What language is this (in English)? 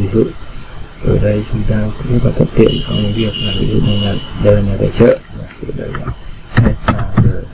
Vietnamese